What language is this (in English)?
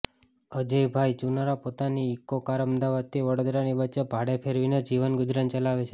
Gujarati